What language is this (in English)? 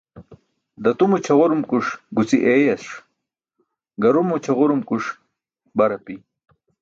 Burushaski